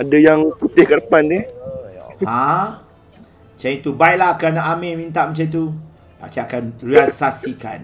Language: Malay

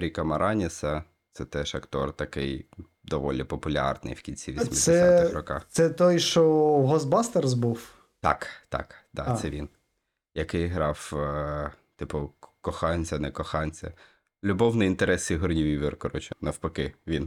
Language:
Ukrainian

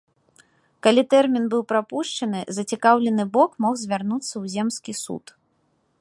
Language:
Belarusian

